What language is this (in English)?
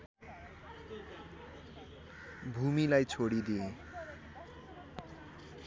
Nepali